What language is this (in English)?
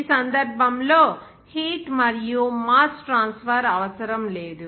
Telugu